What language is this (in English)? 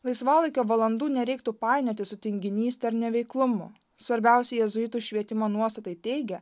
Lithuanian